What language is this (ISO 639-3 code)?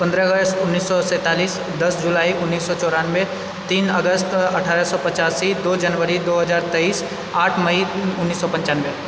mai